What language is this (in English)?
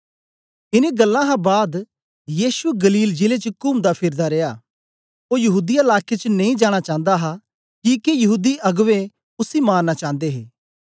Dogri